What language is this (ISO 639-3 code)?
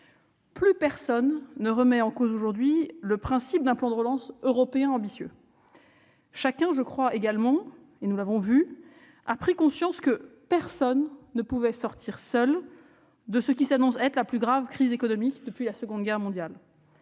fra